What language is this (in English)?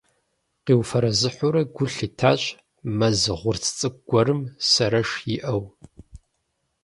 Kabardian